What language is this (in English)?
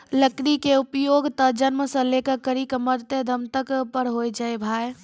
Maithili